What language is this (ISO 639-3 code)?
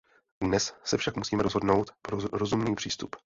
ces